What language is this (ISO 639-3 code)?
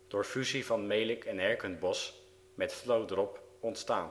nld